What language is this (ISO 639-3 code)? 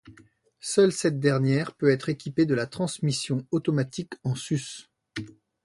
fra